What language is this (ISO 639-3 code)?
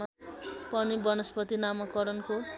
nep